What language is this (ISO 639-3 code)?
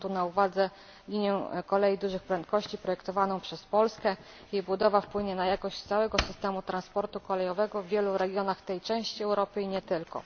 pol